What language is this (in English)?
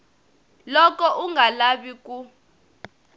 Tsonga